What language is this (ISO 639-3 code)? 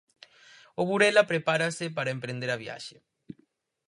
glg